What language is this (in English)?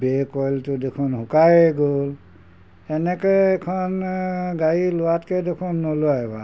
Assamese